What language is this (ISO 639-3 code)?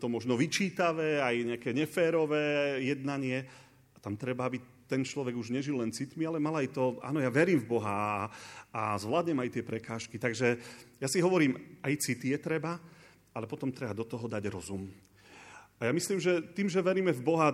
slk